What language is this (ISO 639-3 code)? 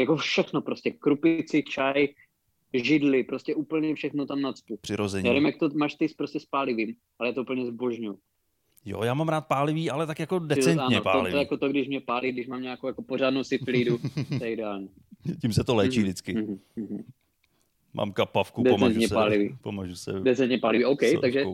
ces